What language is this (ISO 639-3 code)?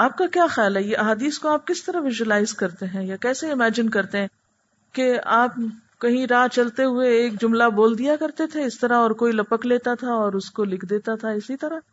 urd